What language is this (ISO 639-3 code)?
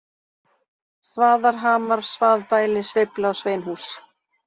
isl